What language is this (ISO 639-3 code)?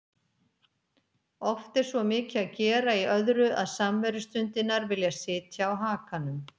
isl